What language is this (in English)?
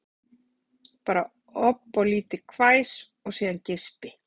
Icelandic